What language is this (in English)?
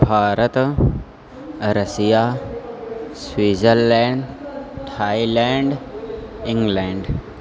Sanskrit